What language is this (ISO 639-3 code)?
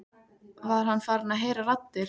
isl